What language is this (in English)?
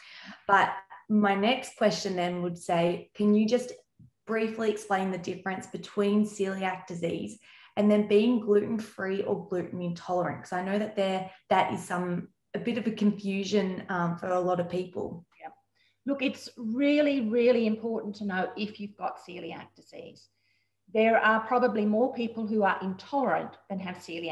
English